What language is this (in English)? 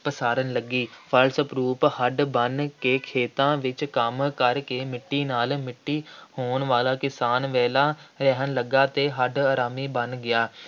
Punjabi